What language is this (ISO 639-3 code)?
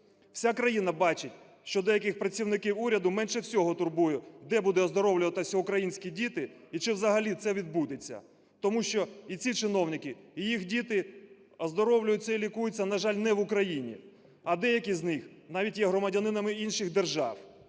ukr